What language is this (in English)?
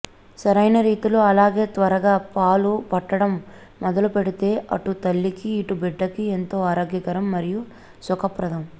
Telugu